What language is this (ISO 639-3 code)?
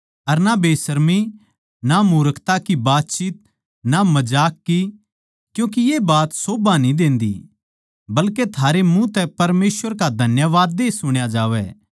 bgc